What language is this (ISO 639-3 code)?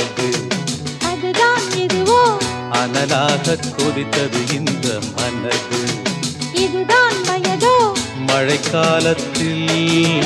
tam